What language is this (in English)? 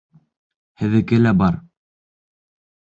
Bashkir